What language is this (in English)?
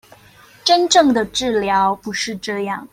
Chinese